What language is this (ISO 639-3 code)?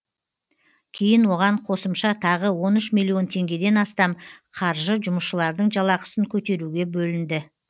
kaz